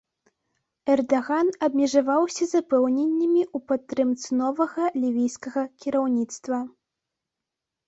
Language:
Belarusian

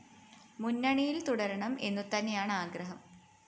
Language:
Malayalam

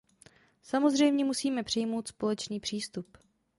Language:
Czech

